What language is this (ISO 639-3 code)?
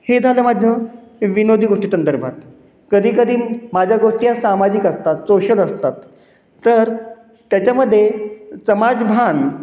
mar